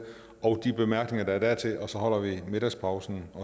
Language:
Danish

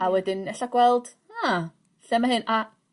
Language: Welsh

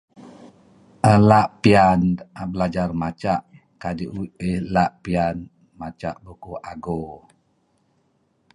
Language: Kelabit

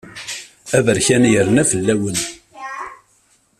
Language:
Kabyle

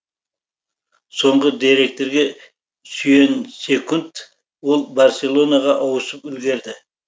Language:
Kazakh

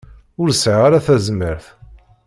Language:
Kabyle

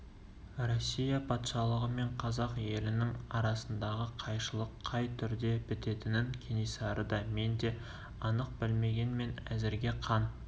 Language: Kazakh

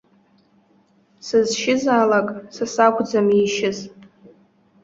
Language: Abkhazian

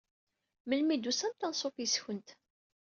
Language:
Kabyle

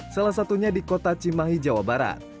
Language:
Indonesian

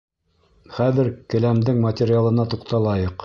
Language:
Bashkir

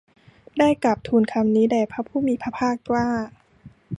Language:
Thai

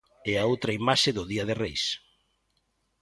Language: Galician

